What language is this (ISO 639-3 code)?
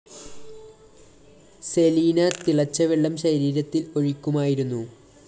mal